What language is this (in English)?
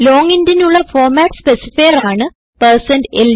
Malayalam